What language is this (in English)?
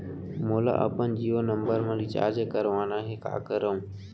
Chhattisgarhi